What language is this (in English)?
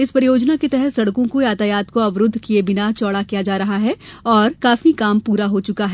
Hindi